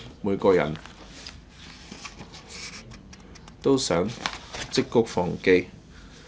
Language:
Cantonese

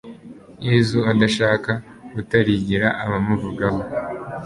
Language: Kinyarwanda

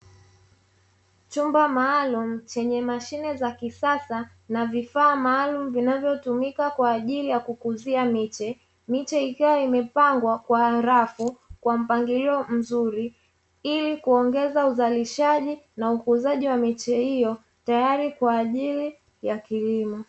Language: Swahili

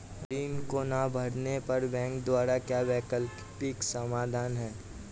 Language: Hindi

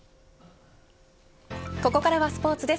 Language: Japanese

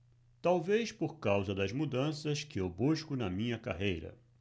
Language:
Portuguese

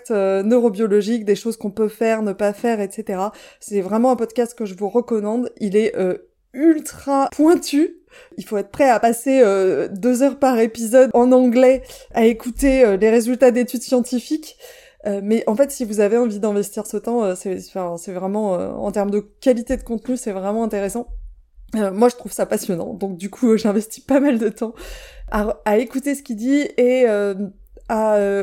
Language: French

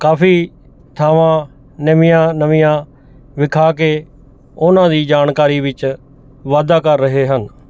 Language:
Punjabi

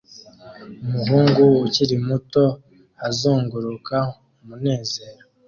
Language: Kinyarwanda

